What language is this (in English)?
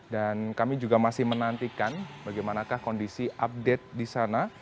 Indonesian